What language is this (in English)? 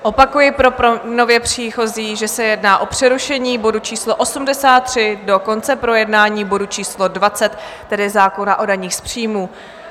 Czech